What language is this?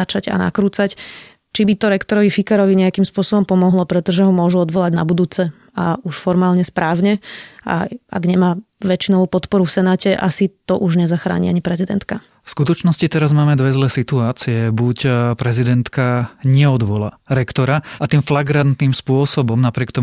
Slovak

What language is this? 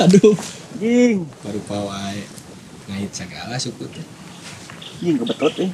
Indonesian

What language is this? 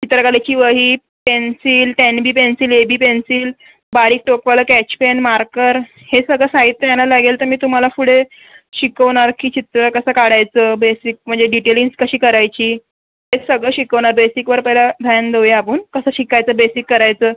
Marathi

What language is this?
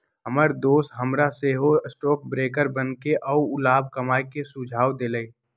Magahi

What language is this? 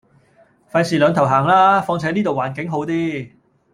Cantonese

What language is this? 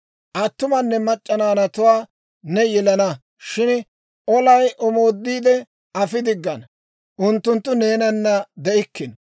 Dawro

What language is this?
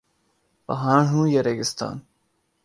Urdu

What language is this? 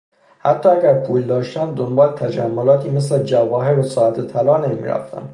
Persian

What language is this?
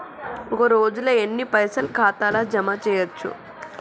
Telugu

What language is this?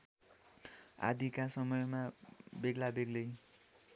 Nepali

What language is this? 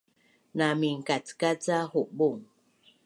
Bunun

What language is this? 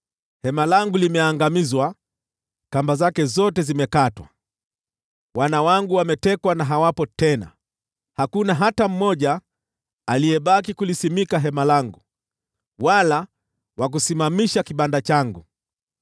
Swahili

